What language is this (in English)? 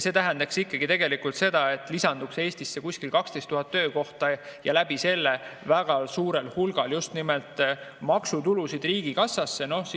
Estonian